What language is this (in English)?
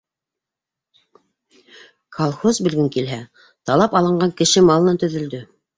Bashkir